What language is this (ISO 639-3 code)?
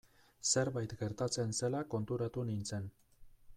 eus